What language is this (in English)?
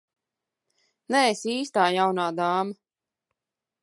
Latvian